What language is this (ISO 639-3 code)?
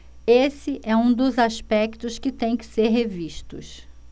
por